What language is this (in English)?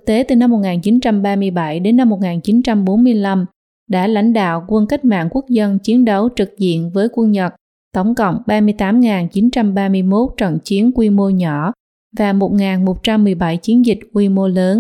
Vietnamese